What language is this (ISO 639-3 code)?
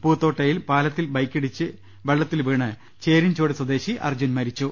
mal